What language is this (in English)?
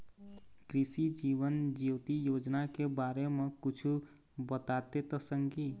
Chhattisgarhi